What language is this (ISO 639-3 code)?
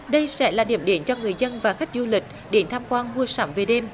vie